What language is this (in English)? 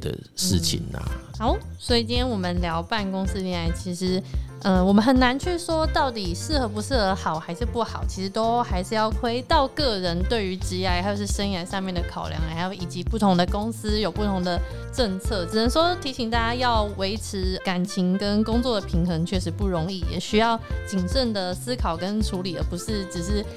Chinese